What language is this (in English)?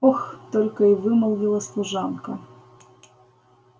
Russian